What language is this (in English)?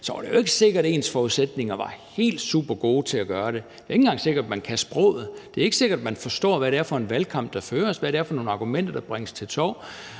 Danish